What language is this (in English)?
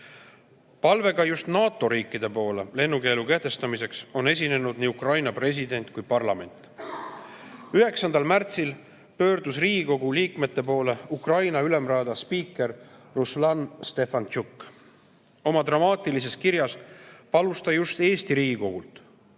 Estonian